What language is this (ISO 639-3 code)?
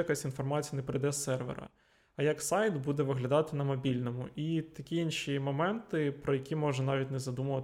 ukr